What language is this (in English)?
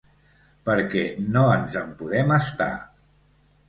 Catalan